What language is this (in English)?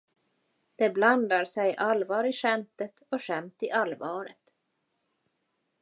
Swedish